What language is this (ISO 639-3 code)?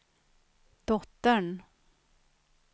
swe